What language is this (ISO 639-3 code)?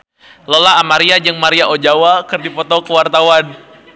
sun